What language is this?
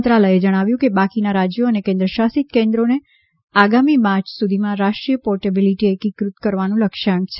Gujarati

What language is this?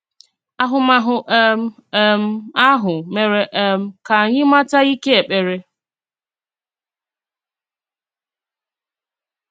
Igbo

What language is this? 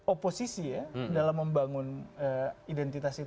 Indonesian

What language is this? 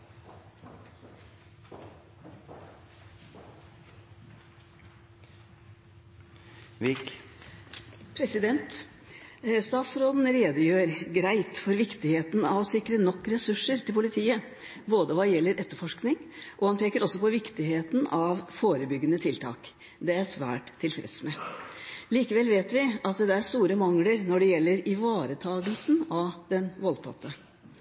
Norwegian Bokmål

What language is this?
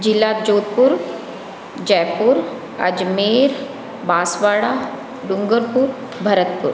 Hindi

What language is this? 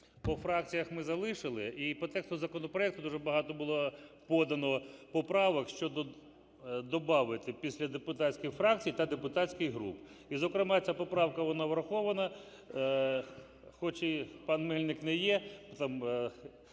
Ukrainian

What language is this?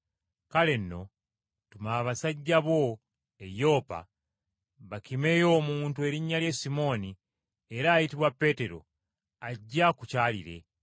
Ganda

